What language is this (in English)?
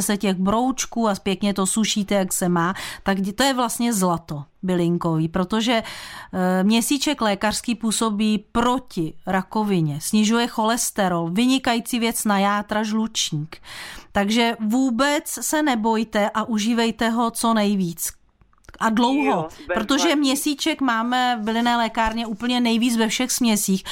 Czech